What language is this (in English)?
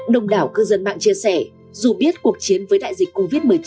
Vietnamese